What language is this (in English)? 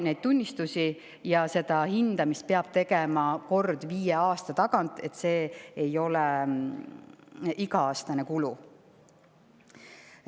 Estonian